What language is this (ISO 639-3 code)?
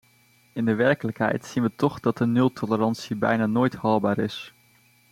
nld